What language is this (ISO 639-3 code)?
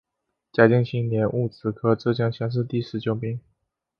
zho